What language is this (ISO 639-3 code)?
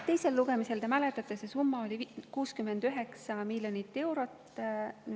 est